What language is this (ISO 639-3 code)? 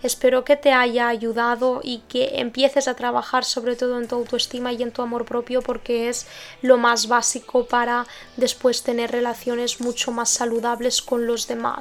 spa